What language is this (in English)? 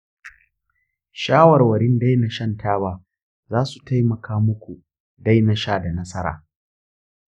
Hausa